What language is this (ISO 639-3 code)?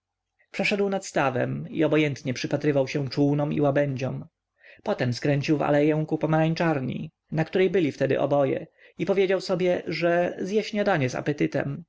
pol